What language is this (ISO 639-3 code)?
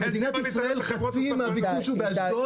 heb